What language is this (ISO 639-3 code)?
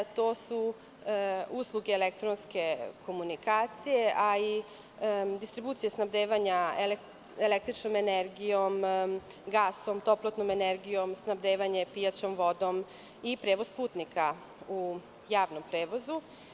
srp